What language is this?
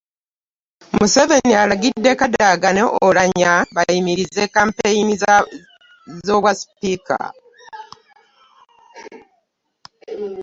Ganda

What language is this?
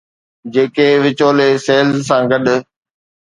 Sindhi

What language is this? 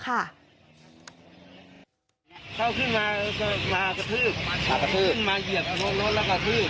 Thai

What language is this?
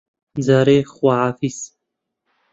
Central Kurdish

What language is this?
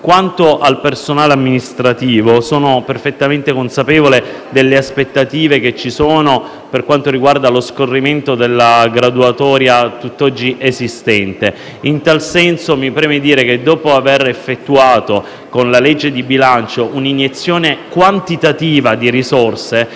Italian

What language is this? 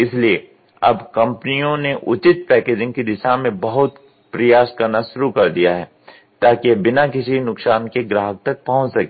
Hindi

